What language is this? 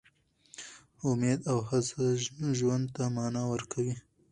Pashto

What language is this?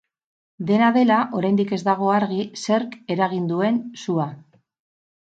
Basque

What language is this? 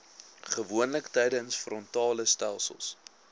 Afrikaans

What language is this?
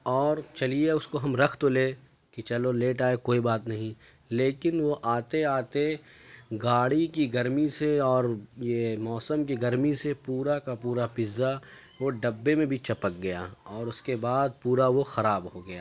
Urdu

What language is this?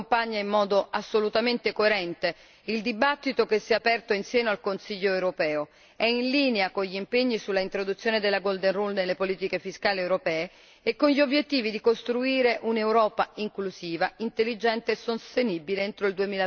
Italian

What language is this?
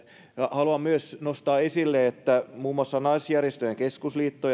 Finnish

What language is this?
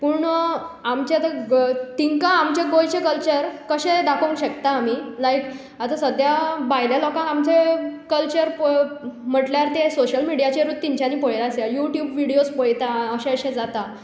Konkani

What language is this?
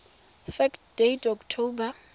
Tswana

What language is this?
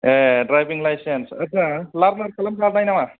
Bodo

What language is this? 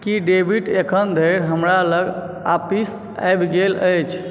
Maithili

